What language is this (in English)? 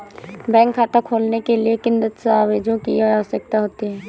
Hindi